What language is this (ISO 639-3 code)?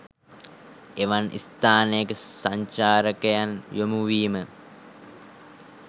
sin